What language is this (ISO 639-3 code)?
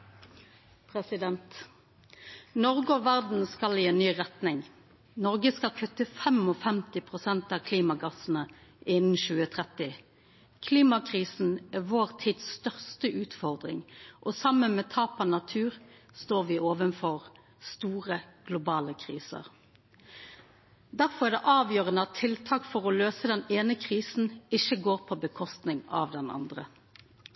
nor